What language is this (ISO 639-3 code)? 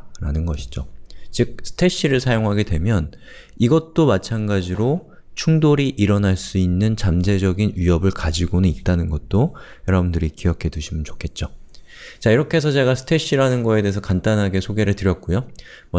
kor